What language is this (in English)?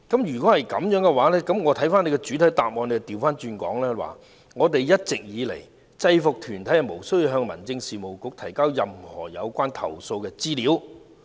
Cantonese